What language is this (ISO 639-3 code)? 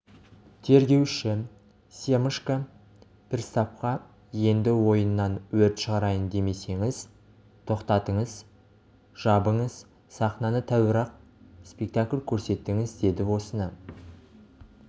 kaz